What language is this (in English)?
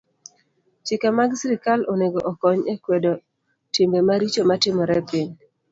Luo (Kenya and Tanzania)